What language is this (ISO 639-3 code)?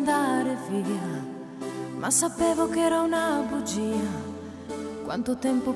ita